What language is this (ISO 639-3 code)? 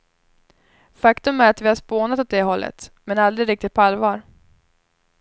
swe